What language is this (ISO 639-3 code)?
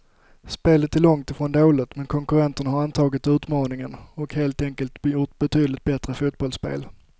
swe